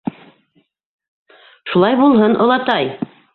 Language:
Bashkir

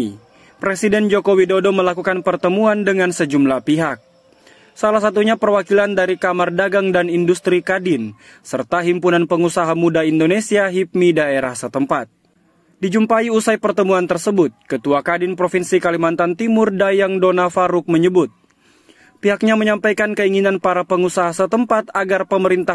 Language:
Indonesian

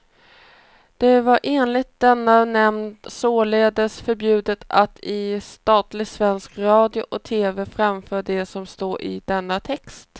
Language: Swedish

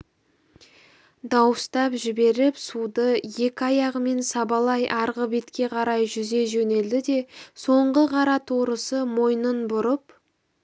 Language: Kazakh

